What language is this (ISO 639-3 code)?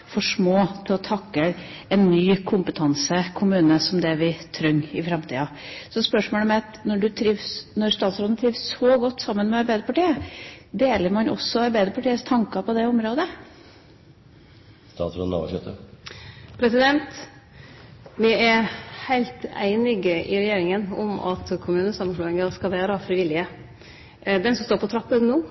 nor